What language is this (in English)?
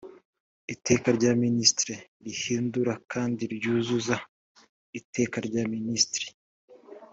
Kinyarwanda